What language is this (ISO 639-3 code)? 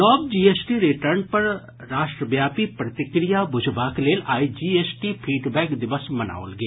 mai